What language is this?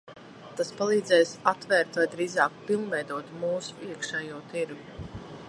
Latvian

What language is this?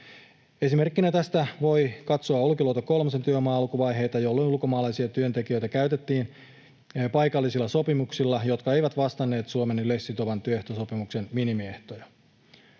Finnish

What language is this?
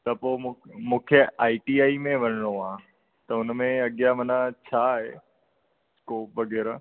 Sindhi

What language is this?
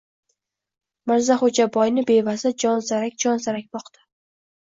Uzbek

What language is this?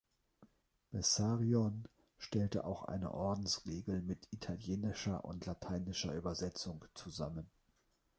German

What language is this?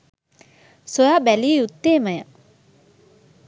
Sinhala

